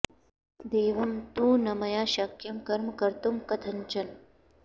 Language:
Sanskrit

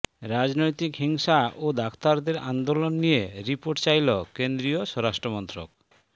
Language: Bangla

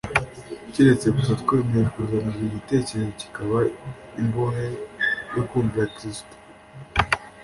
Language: Kinyarwanda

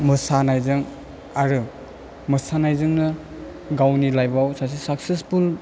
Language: Bodo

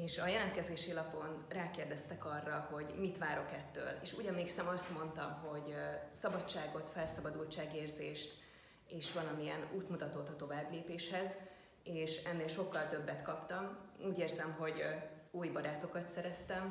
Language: Hungarian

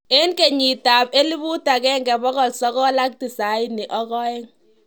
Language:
Kalenjin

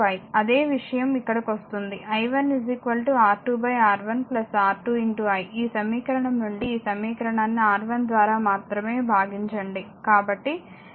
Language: Telugu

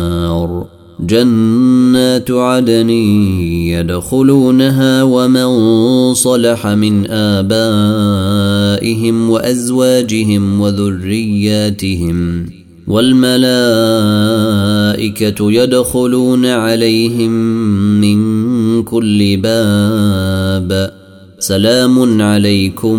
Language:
Arabic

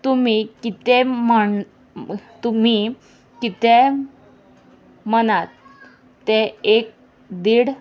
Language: Konkani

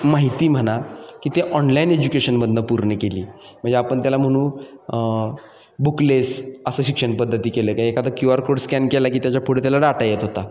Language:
Marathi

